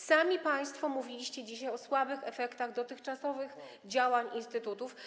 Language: Polish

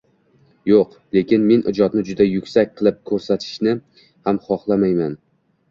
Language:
Uzbek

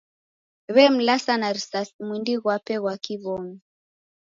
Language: Taita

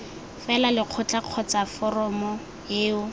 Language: Tswana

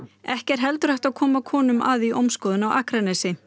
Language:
Icelandic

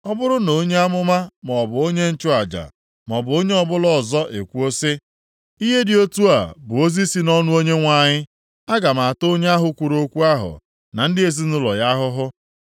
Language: Igbo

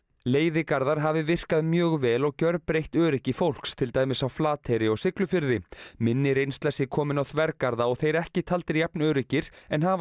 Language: Icelandic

